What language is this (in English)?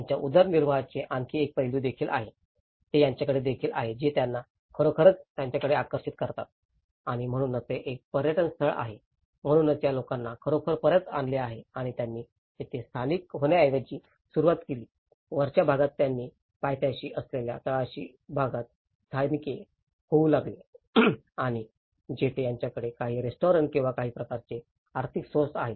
Marathi